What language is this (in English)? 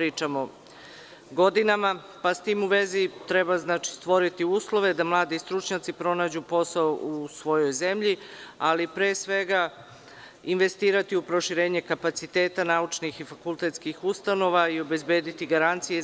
Serbian